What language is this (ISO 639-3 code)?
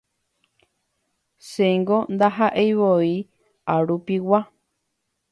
grn